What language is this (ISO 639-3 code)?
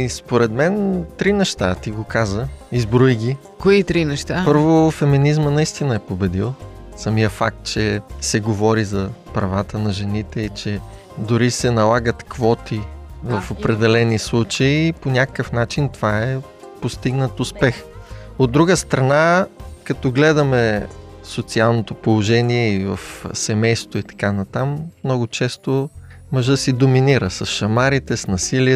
bul